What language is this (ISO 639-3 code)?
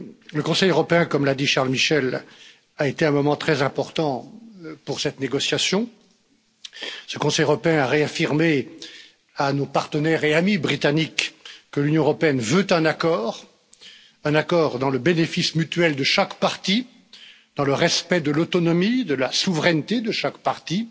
fra